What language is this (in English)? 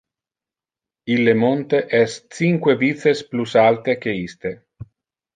Interlingua